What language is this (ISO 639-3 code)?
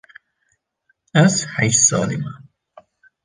kur